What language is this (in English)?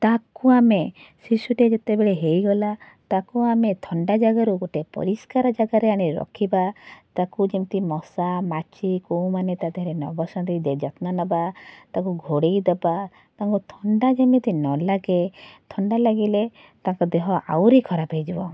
Odia